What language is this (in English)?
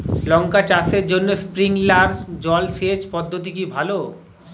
Bangla